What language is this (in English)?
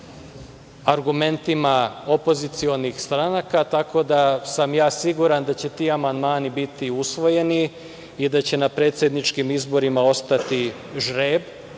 Serbian